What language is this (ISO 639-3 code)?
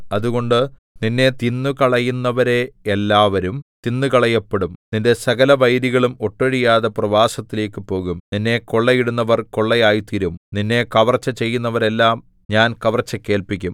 mal